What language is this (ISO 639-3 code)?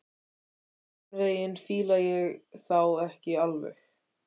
isl